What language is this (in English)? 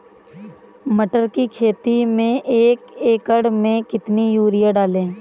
Hindi